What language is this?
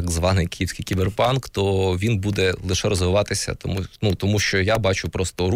Ukrainian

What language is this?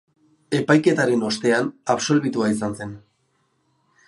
Basque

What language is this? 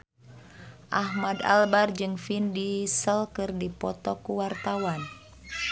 Sundanese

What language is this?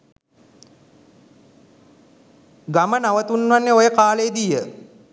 Sinhala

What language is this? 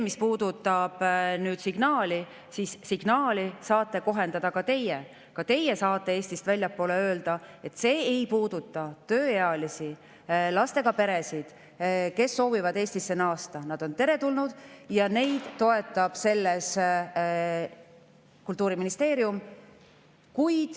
Estonian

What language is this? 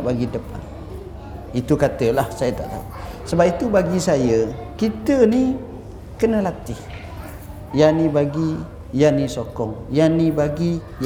Malay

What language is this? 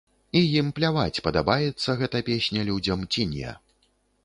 Belarusian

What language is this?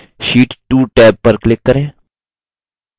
Hindi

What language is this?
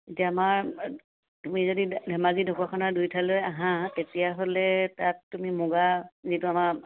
Assamese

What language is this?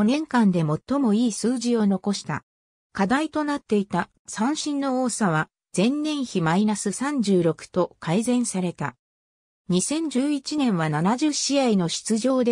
Japanese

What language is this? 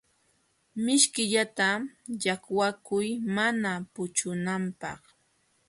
Jauja Wanca Quechua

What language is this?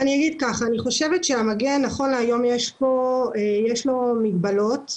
Hebrew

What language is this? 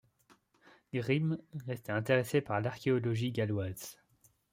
French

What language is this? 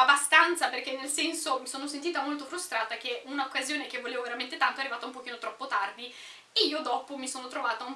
Italian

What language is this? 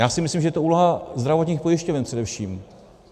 Czech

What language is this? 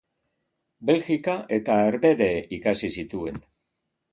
Basque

